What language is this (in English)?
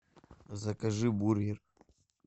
Russian